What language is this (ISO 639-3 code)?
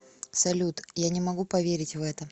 rus